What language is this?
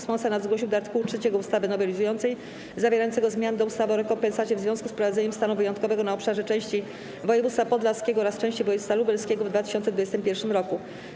Polish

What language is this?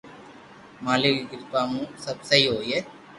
Loarki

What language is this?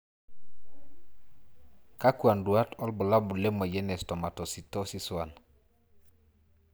Masai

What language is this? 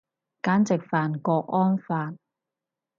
Cantonese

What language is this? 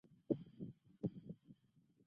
Chinese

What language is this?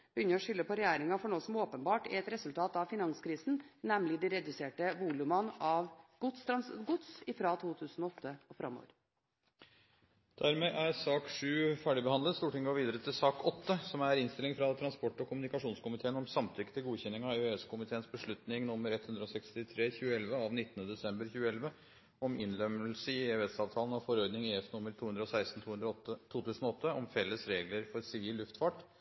Norwegian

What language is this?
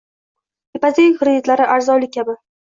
Uzbek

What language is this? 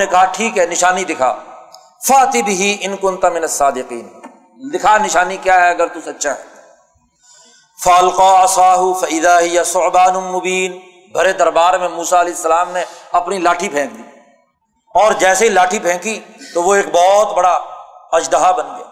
Urdu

